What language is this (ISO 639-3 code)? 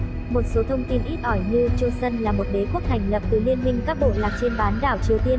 vie